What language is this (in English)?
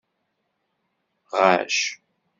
Kabyle